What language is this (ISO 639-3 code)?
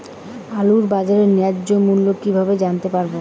ben